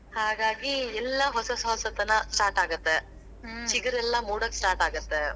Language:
Kannada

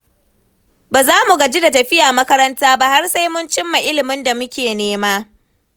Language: Hausa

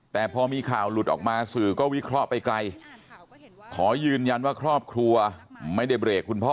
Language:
Thai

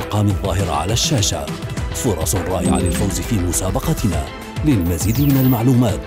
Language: Arabic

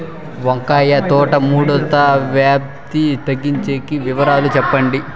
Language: Telugu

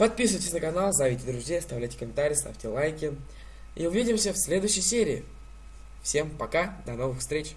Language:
Russian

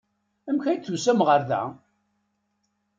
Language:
Kabyle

